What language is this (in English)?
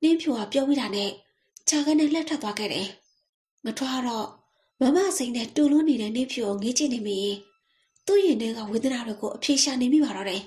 Thai